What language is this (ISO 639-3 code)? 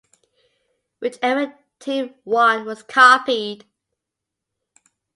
eng